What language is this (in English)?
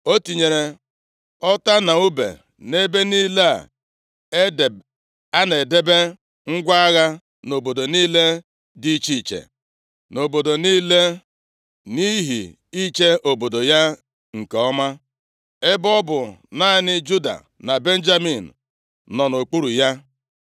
Igbo